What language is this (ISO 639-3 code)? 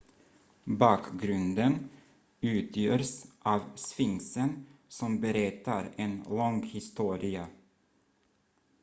swe